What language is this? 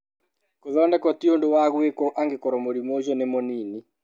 Kikuyu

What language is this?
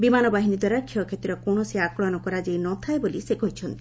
Odia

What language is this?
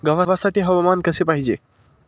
Marathi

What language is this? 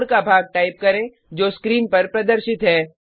Hindi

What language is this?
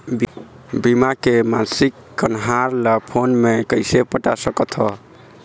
Chhattisgarhi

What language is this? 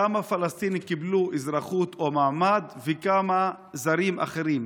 Hebrew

